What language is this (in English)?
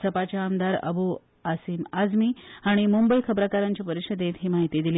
Konkani